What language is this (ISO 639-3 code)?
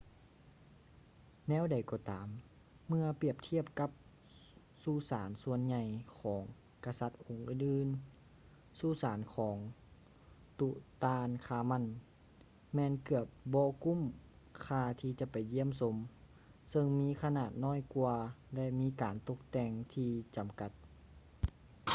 lao